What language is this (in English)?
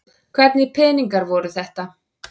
Icelandic